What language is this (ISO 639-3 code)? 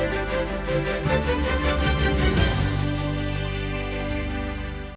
ukr